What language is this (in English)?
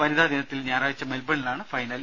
Malayalam